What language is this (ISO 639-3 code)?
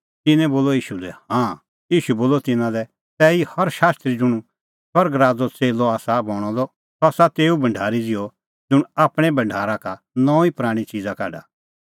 kfx